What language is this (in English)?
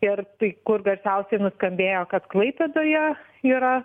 Lithuanian